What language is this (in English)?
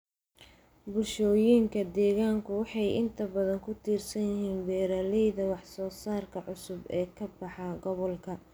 Somali